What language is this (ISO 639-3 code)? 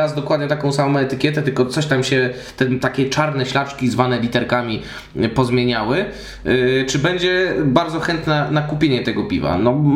pol